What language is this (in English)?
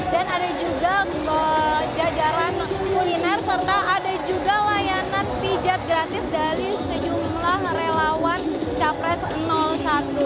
Indonesian